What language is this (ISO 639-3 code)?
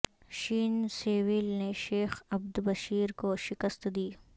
urd